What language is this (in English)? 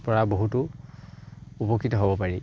Assamese